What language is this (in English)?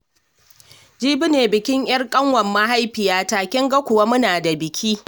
Hausa